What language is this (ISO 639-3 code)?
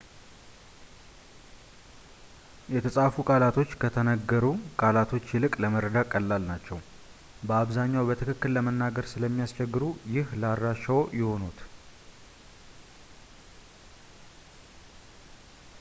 amh